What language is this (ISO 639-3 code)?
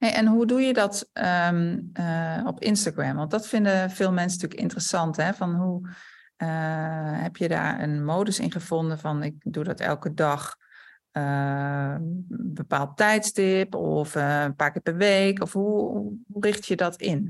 nld